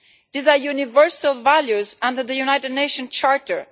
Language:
English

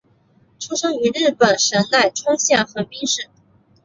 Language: Chinese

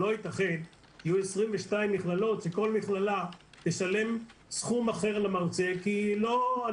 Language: Hebrew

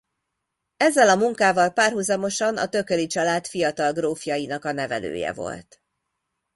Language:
Hungarian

